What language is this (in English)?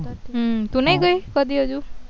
Gujarati